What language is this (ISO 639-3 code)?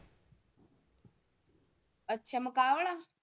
pan